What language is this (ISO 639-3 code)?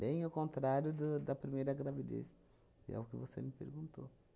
por